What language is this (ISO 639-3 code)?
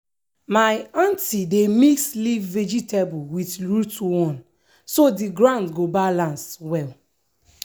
pcm